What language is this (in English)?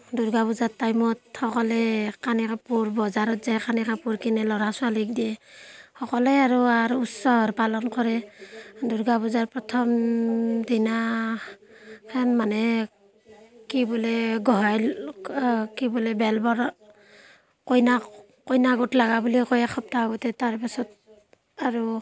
Assamese